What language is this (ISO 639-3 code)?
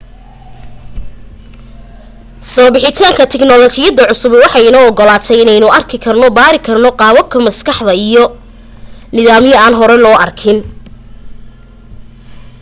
som